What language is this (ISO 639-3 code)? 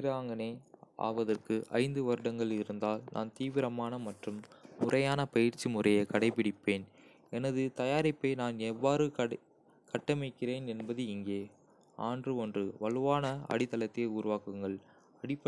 kfe